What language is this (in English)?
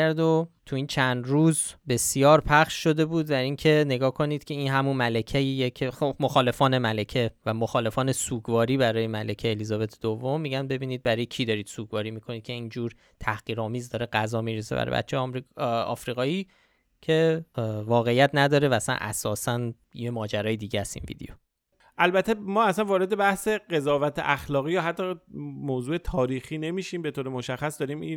Persian